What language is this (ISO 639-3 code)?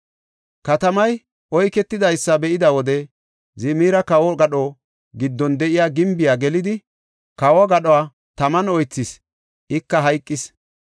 gof